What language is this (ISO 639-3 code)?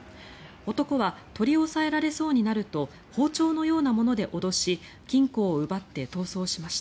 jpn